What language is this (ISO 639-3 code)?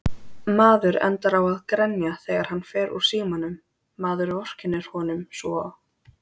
isl